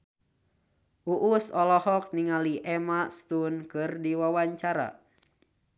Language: Sundanese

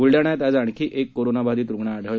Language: Marathi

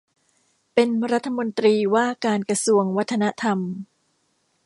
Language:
Thai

